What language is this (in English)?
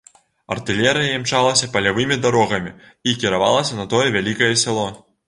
Belarusian